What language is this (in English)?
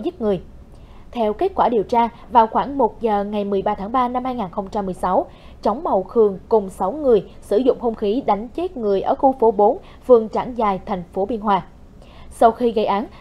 Vietnamese